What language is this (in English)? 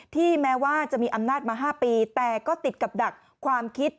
Thai